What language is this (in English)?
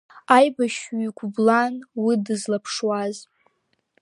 Abkhazian